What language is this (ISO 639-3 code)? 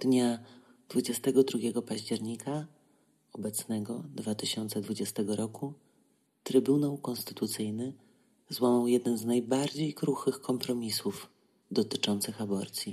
pol